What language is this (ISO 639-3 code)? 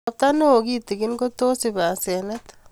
kln